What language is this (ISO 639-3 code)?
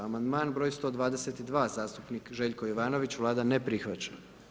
hrv